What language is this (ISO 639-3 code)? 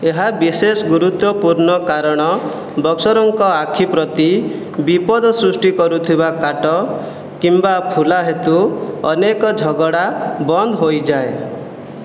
ori